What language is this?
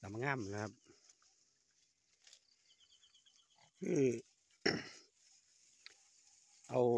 Thai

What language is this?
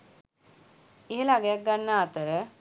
Sinhala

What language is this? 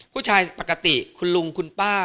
Thai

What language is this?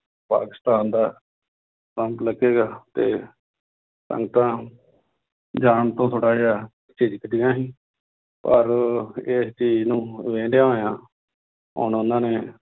Punjabi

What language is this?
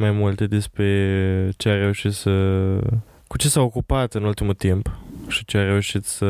Romanian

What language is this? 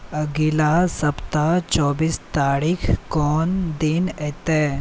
Maithili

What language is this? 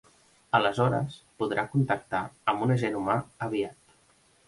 Catalan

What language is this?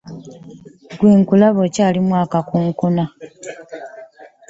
Ganda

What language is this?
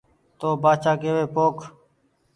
Goaria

